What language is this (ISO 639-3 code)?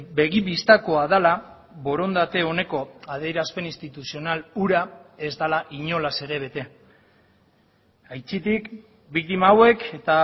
eus